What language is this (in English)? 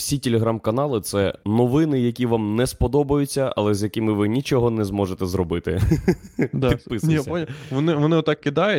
Ukrainian